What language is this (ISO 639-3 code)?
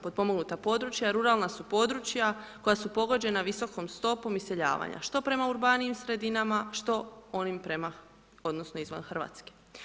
hrv